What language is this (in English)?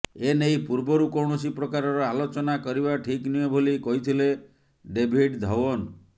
Odia